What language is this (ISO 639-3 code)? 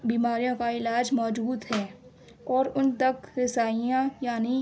urd